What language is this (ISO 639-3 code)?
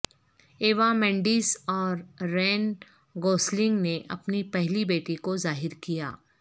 urd